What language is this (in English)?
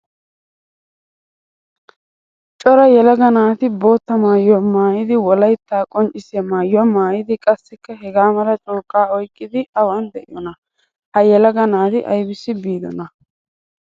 Wolaytta